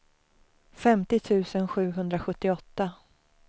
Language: Swedish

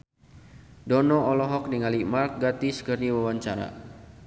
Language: Sundanese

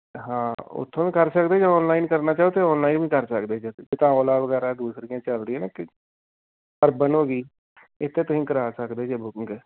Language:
Punjabi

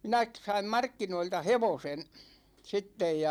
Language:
Finnish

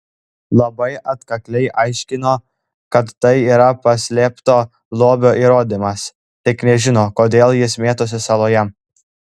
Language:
Lithuanian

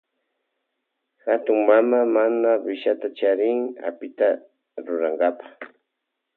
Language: Loja Highland Quichua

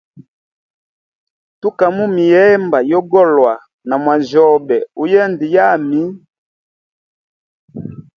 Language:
Hemba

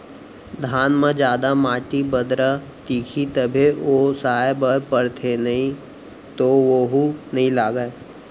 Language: Chhattisgarhi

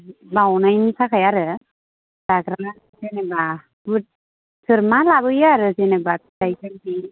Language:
Bodo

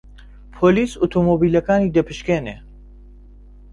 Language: Central Kurdish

